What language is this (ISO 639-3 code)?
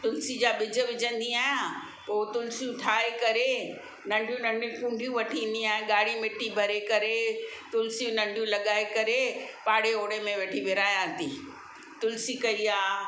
snd